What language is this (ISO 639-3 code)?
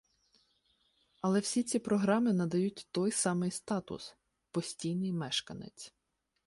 ukr